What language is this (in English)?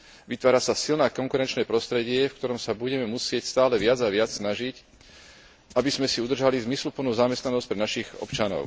Slovak